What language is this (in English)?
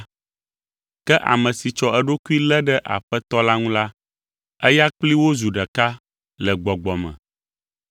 Ewe